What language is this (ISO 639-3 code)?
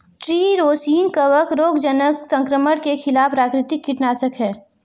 hin